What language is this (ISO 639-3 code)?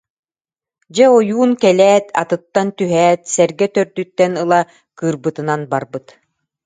sah